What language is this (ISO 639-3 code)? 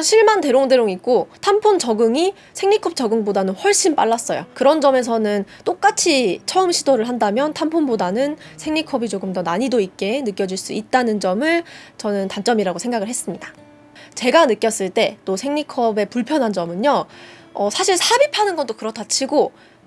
kor